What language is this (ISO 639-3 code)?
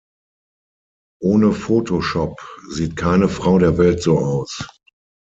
deu